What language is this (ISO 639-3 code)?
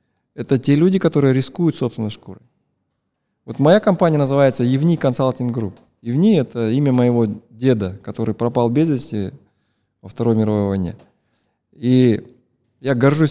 rus